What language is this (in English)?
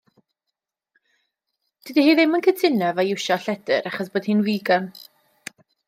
Welsh